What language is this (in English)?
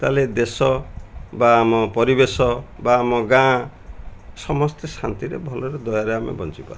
Odia